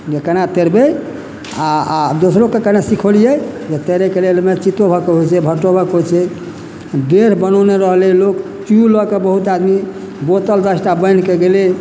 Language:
Maithili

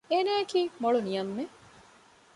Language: Divehi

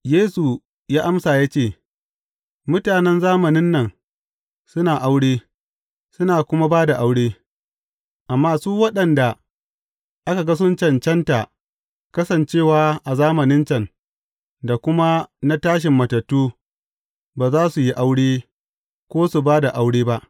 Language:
Hausa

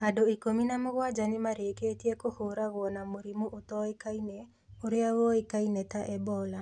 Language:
Kikuyu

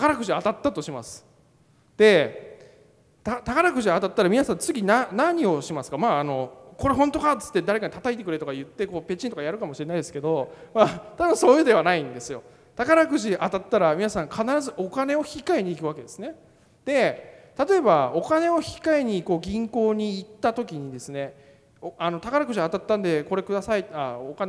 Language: Japanese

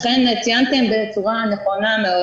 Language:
Hebrew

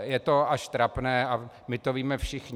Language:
Czech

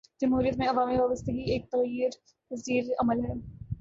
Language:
Urdu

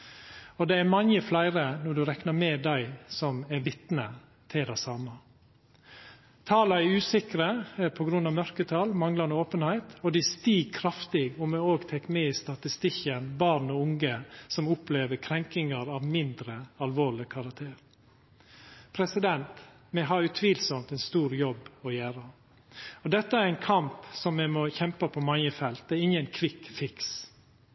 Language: Norwegian Nynorsk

